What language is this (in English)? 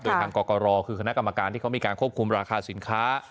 Thai